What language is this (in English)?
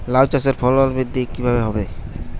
Bangla